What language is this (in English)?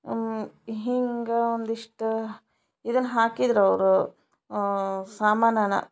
Kannada